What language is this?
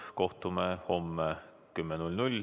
Estonian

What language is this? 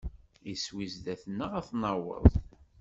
Kabyle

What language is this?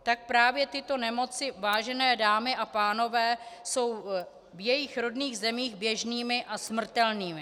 Czech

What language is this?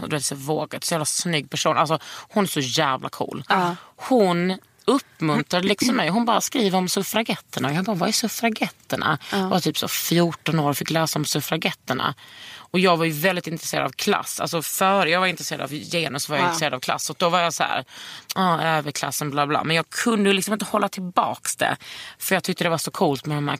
Swedish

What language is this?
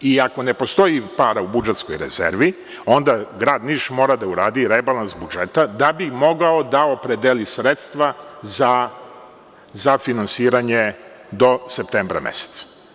Serbian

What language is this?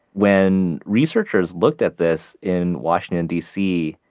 English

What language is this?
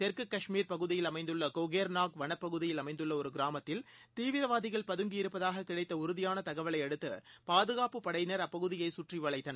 Tamil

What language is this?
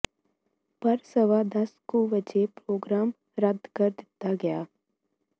Punjabi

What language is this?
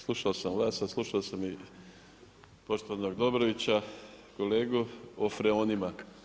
Croatian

